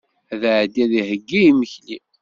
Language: Kabyle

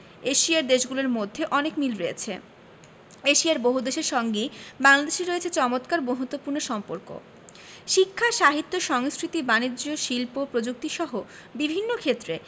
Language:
Bangla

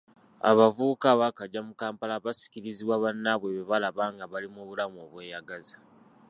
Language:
Ganda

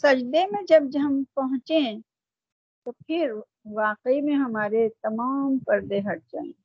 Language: Urdu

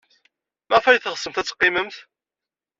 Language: Kabyle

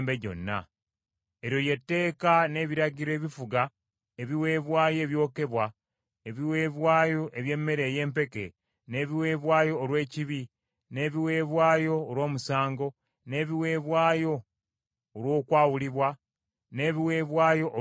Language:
Ganda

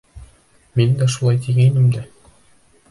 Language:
Bashkir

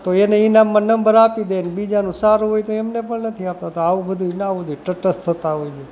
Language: Gujarati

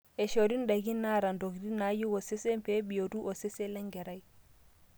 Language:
Masai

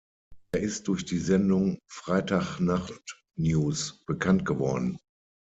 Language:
German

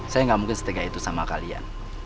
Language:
Indonesian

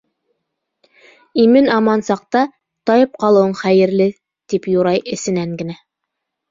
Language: Bashkir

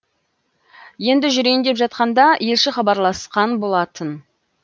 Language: Kazakh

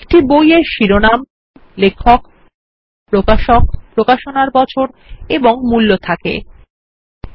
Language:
Bangla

